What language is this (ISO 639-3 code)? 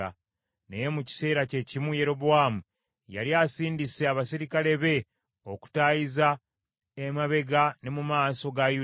lug